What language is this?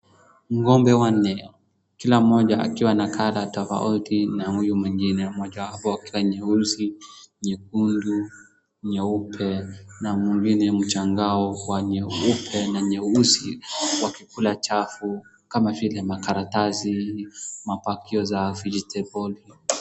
Swahili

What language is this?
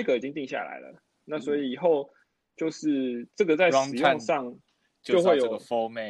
Chinese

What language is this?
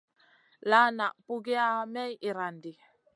Masana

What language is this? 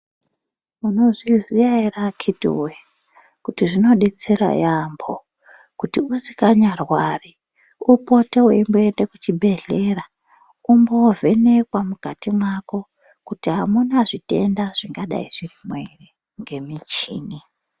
Ndau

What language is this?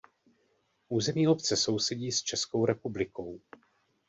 Czech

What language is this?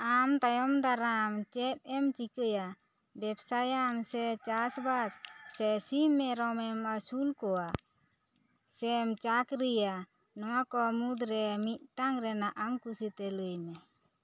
Santali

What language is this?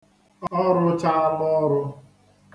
Igbo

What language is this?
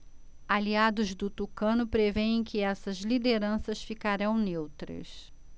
Portuguese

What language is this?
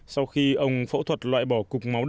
Vietnamese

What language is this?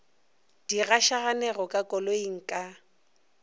Northern Sotho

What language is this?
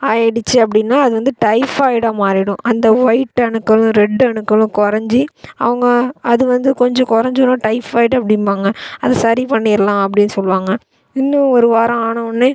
Tamil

